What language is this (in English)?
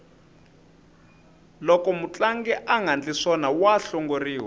Tsonga